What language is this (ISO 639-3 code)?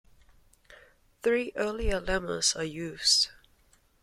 eng